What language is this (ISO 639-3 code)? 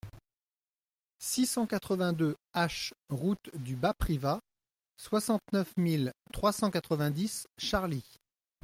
fra